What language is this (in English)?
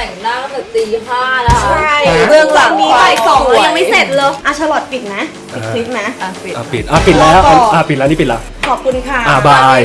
Thai